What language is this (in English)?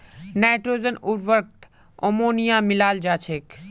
Magahi